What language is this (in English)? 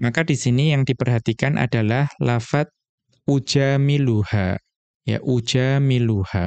Indonesian